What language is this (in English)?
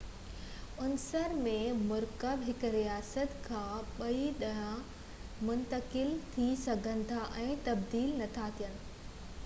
Sindhi